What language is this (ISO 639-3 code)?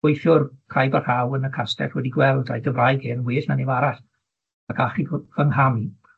cym